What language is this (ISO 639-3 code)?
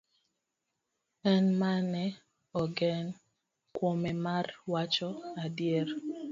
luo